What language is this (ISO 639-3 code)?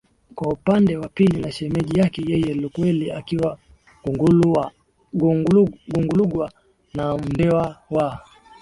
swa